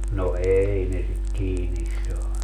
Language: Finnish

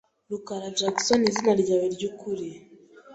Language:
Kinyarwanda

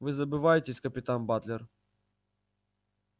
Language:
Russian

